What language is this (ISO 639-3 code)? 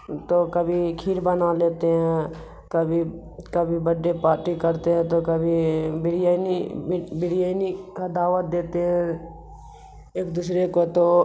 urd